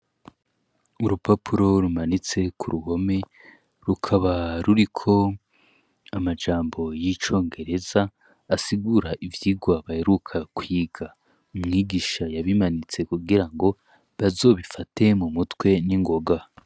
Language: Rundi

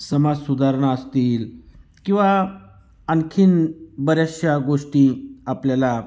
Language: Marathi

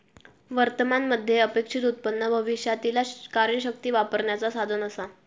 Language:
Marathi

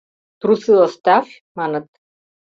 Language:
Mari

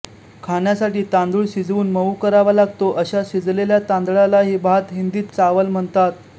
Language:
Marathi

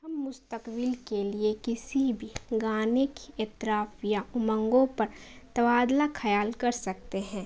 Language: Urdu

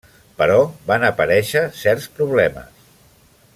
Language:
Catalan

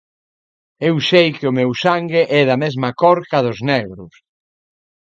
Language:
Galician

